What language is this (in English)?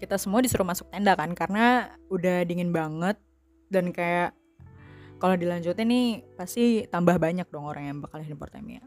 Indonesian